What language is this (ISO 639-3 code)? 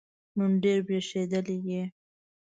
pus